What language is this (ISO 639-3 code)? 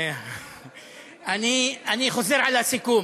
heb